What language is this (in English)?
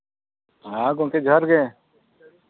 Santali